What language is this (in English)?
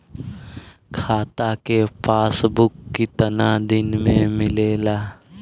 Bhojpuri